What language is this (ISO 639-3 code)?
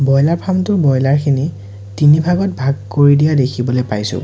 asm